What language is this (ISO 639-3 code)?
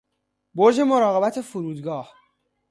fas